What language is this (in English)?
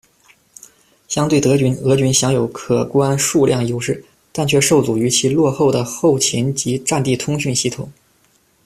Chinese